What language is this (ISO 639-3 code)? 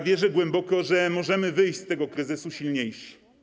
pol